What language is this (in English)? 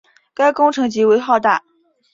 Chinese